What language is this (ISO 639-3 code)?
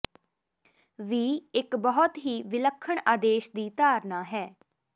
pan